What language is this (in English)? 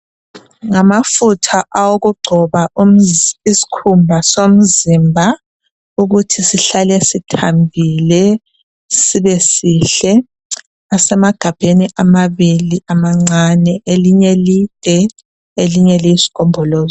North Ndebele